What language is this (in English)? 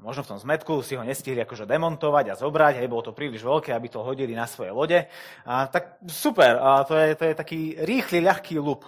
Slovak